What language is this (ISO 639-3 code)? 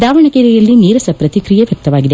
kan